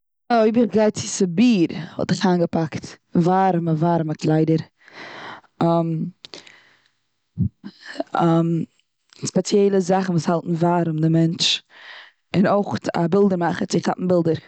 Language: Yiddish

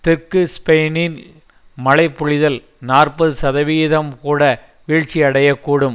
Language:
Tamil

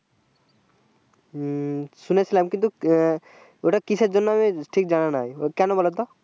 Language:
Bangla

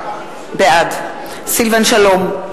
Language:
Hebrew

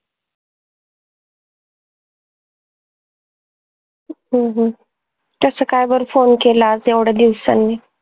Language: Marathi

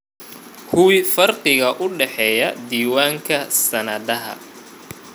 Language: Somali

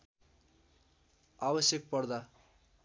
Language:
Nepali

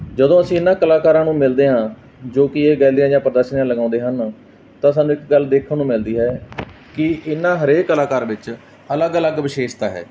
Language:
Punjabi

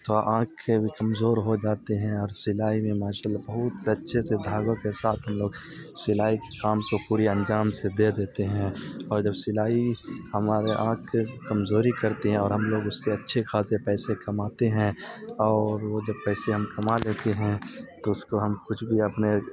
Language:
Urdu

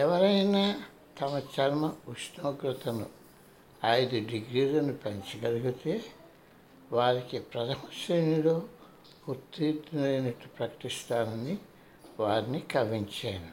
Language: Telugu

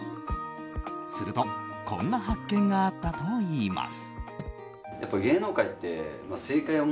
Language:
Japanese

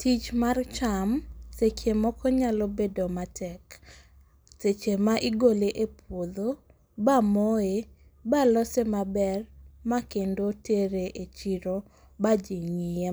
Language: Luo (Kenya and Tanzania)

